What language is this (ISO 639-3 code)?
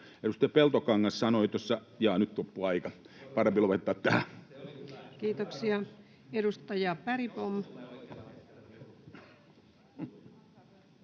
fin